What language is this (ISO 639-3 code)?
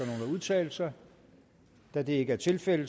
dan